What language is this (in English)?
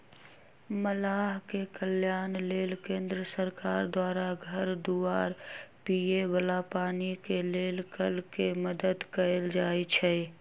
Magahi